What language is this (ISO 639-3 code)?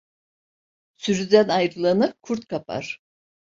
tur